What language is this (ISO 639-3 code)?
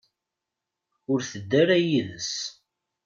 kab